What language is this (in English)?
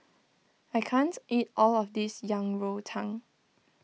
English